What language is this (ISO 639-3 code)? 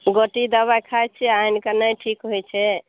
mai